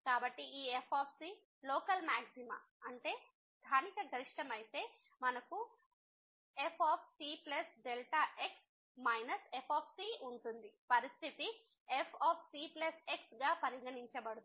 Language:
Telugu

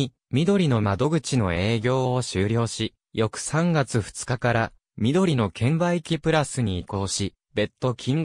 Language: Japanese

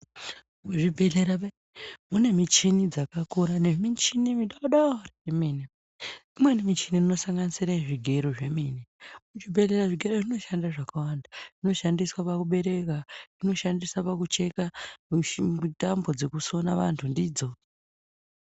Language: Ndau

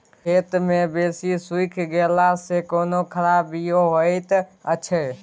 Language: Maithili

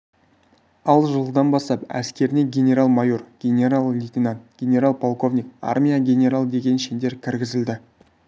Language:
Kazakh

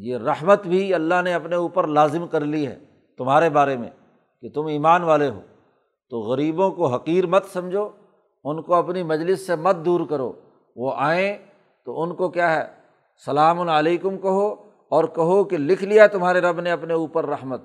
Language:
Urdu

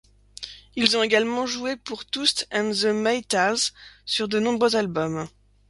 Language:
French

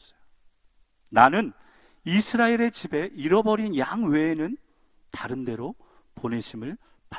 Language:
Korean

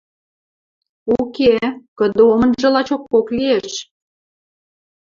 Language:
Western Mari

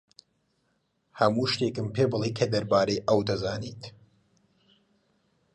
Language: Central Kurdish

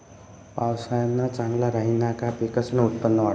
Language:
Marathi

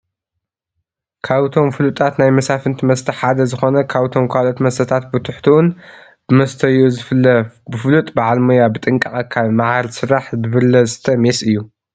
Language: Tigrinya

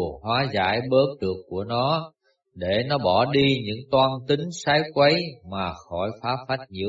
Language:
Vietnamese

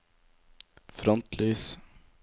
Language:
Norwegian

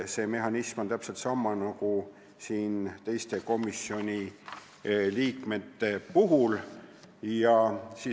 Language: Estonian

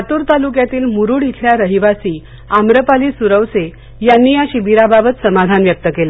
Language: Marathi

